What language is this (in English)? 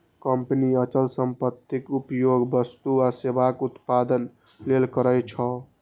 Maithili